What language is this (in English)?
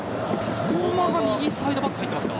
Japanese